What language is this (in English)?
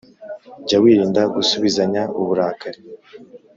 Kinyarwanda